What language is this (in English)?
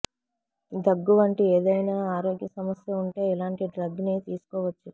Telugu